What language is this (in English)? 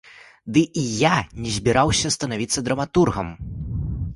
Belarusian